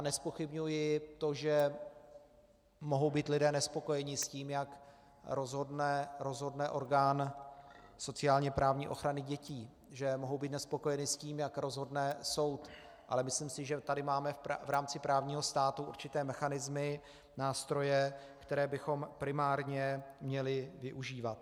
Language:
Czech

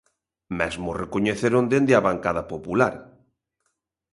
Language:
Galician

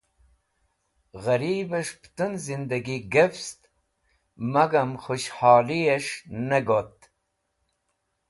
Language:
Wakhi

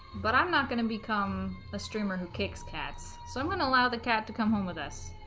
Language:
English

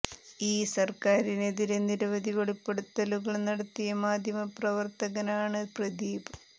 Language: Malayalam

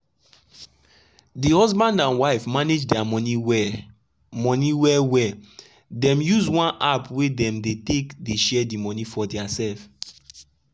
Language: Nigerian Pidgin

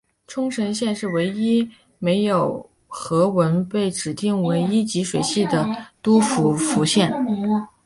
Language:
Chinese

